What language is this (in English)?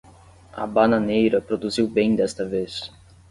Portuguese